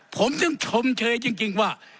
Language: Thai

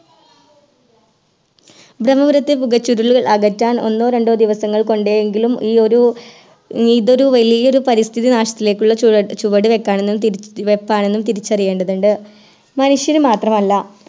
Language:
Malayalam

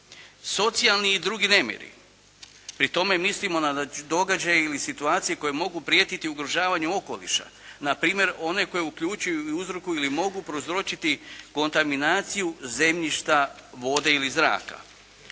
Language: Croatian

